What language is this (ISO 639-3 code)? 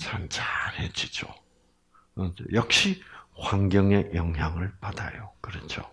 kor